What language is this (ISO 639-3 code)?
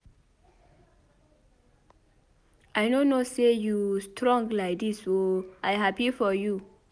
pcm